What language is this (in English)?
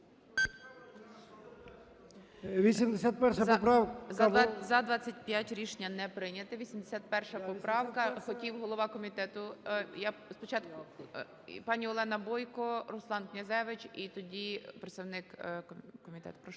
Ukrainian